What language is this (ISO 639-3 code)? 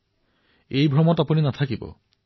asm